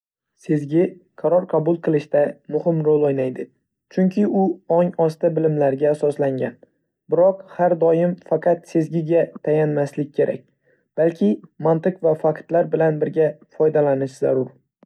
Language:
Uzbek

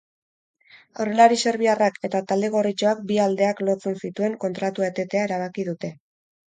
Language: Basque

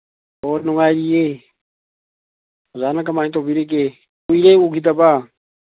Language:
Manipuri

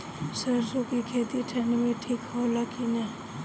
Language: Bhojpuri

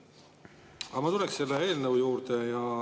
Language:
Estonian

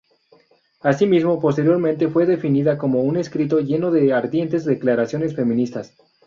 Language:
Spanish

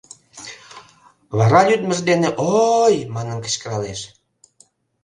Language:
Mari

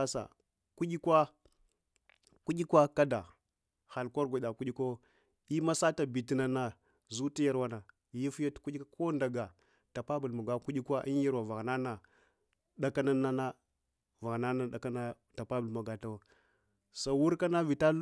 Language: Hwana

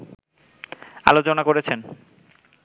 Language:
Bangla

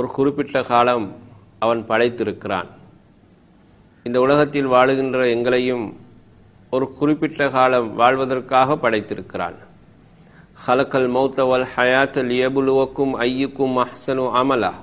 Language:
Tamil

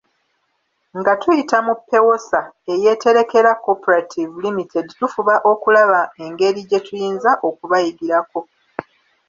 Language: Ganda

